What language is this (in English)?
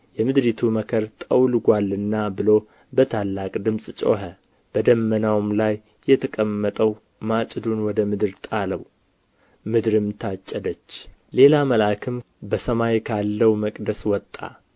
Amharic